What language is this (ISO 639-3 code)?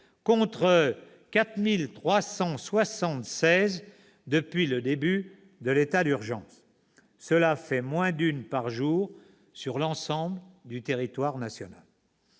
fra